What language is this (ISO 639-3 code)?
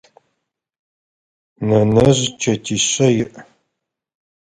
ady